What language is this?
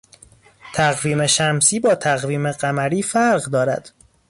Persian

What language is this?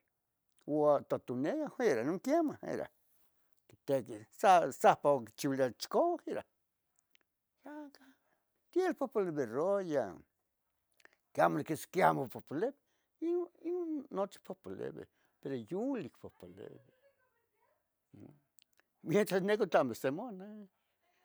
Tetelcingo Nahuatl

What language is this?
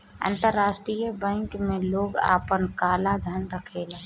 Bhojpuri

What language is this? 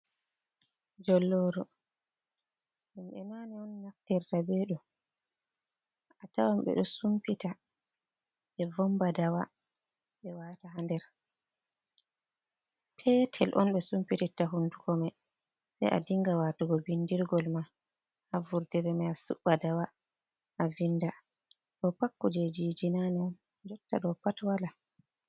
Fula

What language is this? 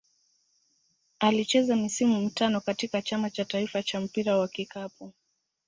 Swahili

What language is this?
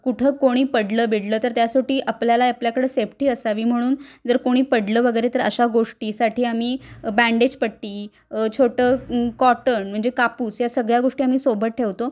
Marathi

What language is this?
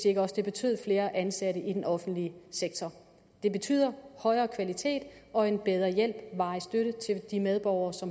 Danish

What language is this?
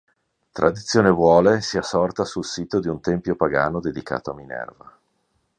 Italian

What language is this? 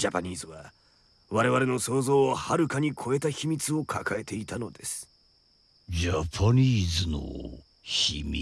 Japanese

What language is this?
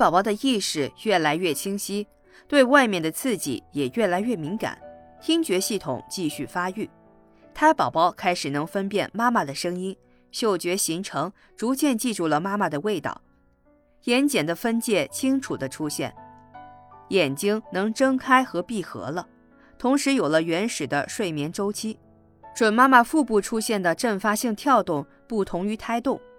Chinese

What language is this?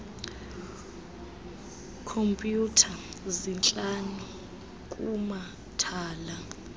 Xhosa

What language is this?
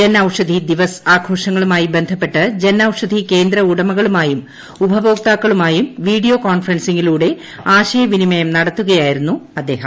Malayalam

